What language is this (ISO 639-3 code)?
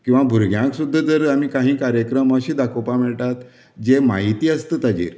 kok